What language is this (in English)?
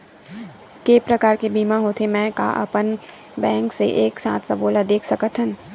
Chhattisgarhi